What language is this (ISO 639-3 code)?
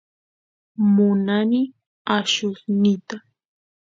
qus